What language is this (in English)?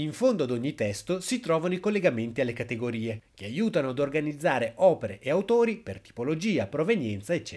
Italian